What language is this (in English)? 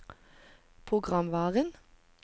Norwegian